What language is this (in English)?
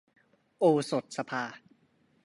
Thai